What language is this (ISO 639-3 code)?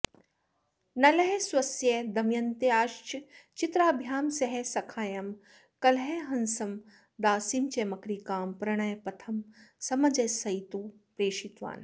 san